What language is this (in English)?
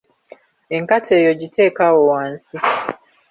Ganda